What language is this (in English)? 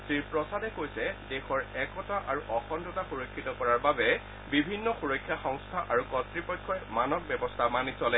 Assamese